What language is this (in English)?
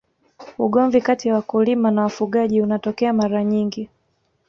Swahili